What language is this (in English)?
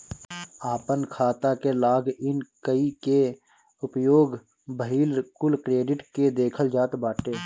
Bhojpuri